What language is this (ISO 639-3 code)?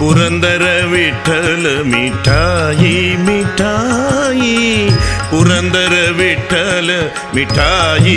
kan